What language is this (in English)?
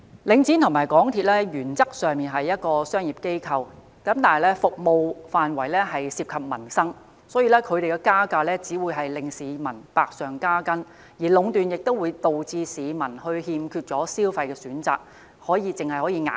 Cantonese